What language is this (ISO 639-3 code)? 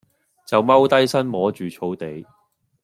yue